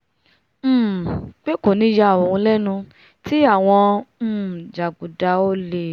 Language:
Yoruba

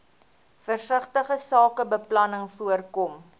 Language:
Afrikaans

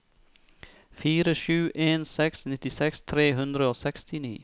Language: Norwegian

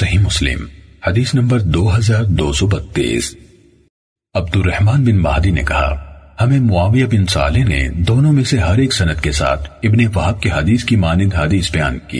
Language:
Urdu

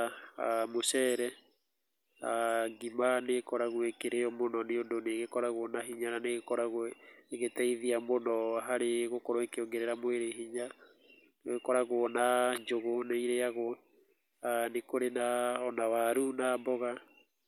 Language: Kikuyu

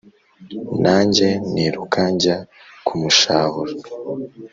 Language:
Kinyarwanda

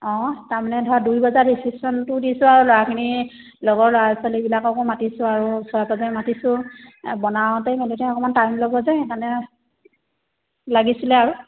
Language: Assamese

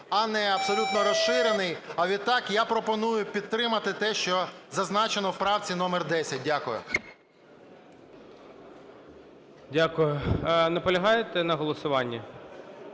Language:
Ukrainian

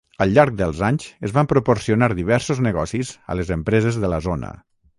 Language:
Catalan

